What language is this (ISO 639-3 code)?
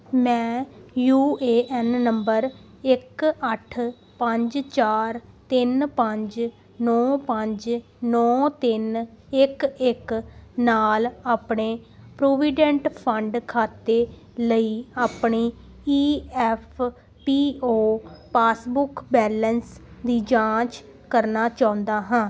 pan